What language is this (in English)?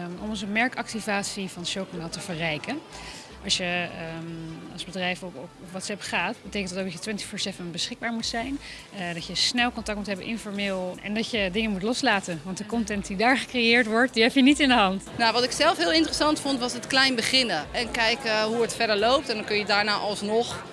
Dutch